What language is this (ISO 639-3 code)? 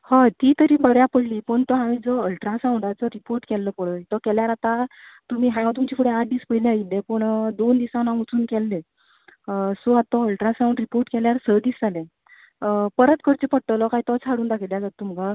kok